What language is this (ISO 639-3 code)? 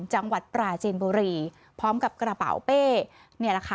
tha